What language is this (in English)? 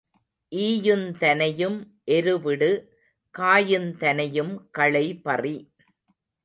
Tamil